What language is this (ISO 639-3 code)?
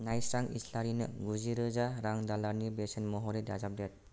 brx